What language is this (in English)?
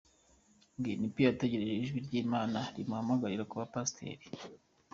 Kinyarwanda